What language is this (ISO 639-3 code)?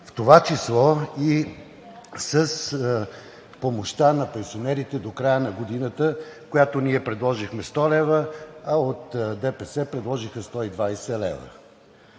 bul